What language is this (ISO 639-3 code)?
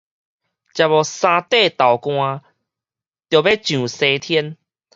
nan